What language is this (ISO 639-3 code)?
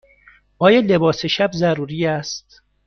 fas